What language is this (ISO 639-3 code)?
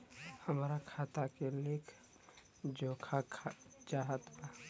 bho